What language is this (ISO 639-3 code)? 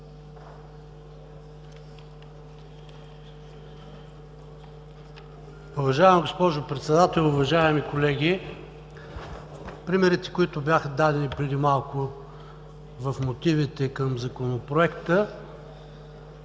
bul